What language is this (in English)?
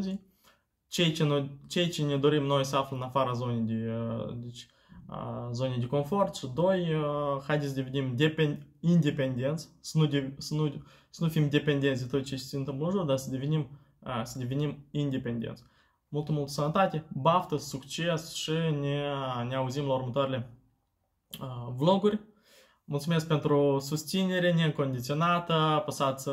Romanian